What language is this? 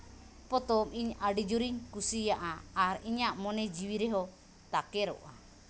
Santali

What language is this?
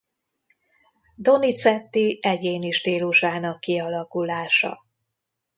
Hungarian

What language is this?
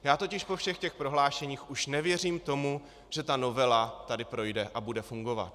Czech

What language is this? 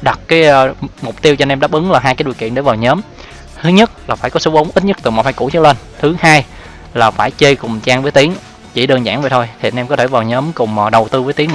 Vietnamese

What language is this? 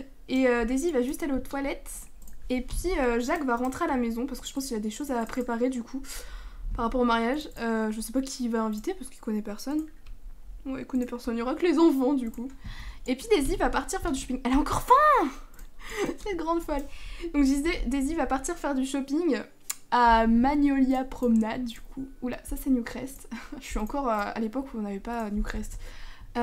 French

